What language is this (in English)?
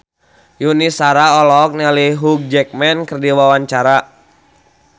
Sundanese